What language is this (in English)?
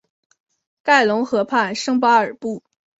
Chinese